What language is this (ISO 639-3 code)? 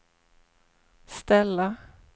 swe